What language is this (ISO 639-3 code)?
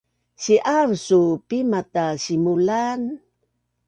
bnn